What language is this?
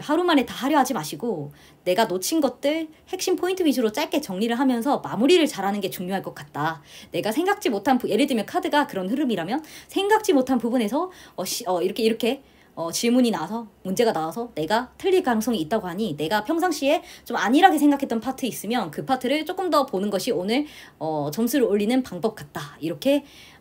Korean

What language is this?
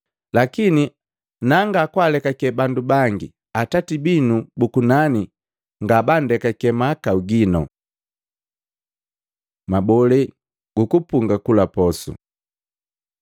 Matengo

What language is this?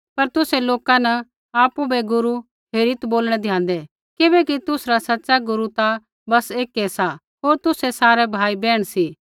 Kullu Pahari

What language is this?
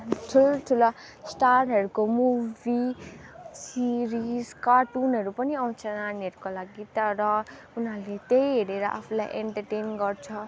Nepali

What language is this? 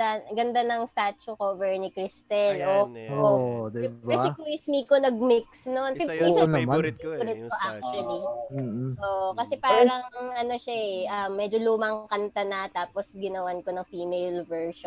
Filipino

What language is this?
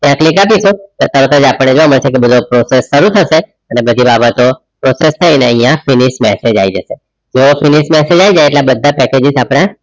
Gujarati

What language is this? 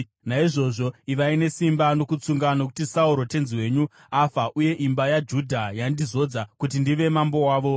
Shona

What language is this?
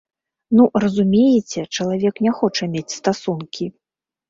Belarusian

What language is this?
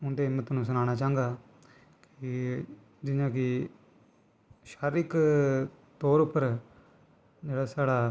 Dogri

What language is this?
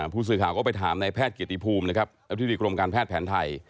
Thai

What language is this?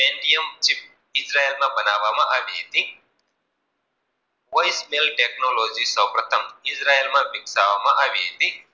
Gujarati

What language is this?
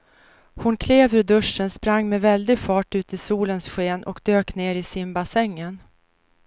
Swedish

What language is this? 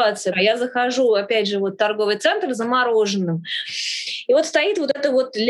Russian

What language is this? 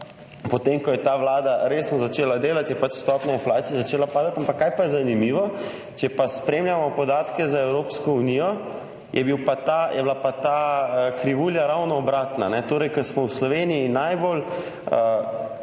Slovenian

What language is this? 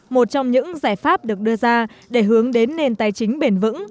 Vietnamese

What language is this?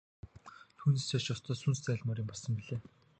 Mongolian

